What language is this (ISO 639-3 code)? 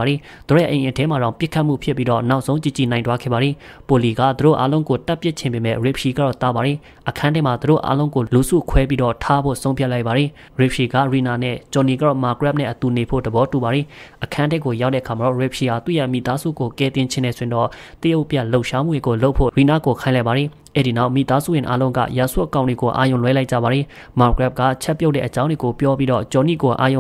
tha